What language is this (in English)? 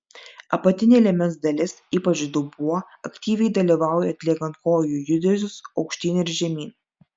Lithuanian